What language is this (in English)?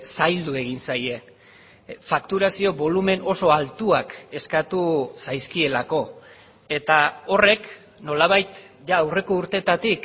Basque